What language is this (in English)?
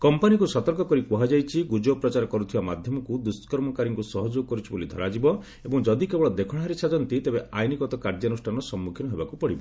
Odia